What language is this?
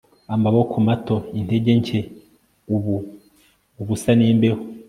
Kinyarwanda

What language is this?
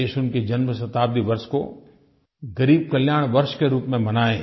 Hindi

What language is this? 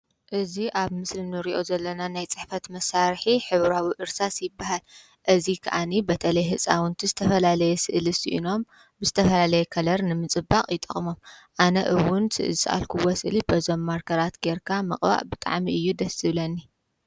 Tigrinya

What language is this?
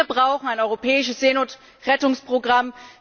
German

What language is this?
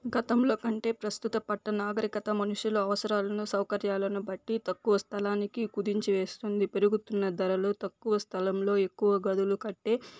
Telugu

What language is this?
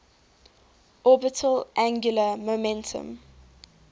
English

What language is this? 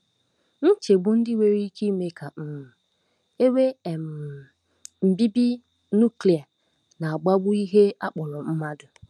Igbo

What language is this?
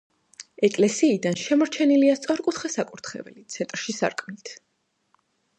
Georgian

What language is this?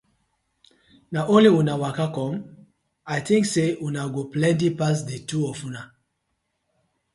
Nigerian Pidgin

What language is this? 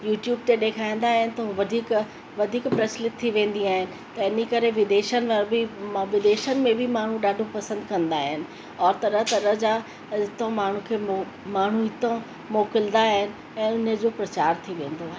Sindhi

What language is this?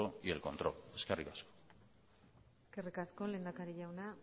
Basque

